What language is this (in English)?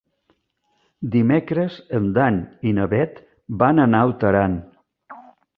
Catalan